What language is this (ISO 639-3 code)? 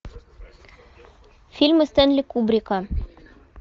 rus